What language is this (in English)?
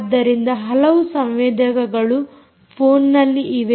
Kannada